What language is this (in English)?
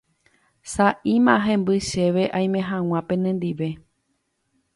Guarani